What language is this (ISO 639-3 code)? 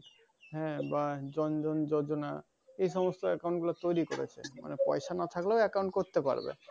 ben